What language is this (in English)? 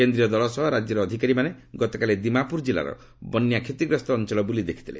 Odia